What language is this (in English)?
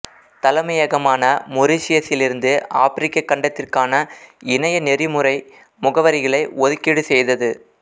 Tamil